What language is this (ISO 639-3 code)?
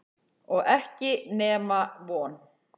isl